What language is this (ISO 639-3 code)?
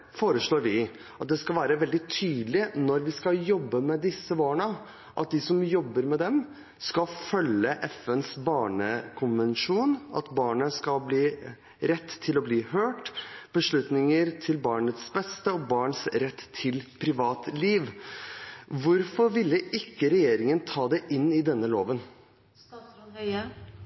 nob